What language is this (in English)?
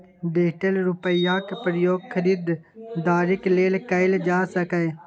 Maithili